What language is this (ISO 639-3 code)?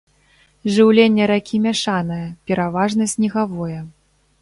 bel